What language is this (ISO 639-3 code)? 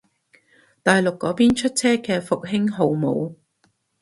yue